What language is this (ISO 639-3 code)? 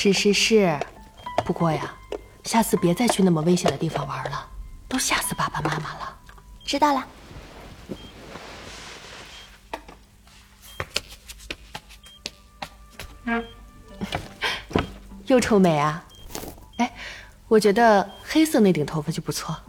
zho